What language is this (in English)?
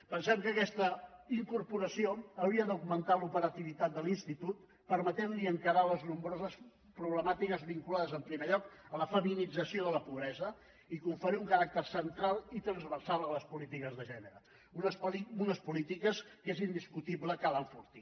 Catalan